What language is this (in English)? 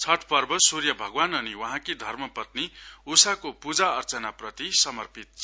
Nepali